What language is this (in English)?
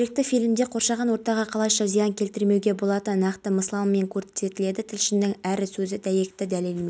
Kazakh